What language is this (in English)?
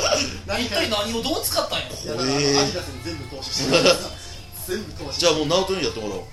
Japanese